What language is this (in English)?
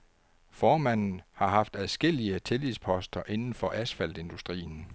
Danish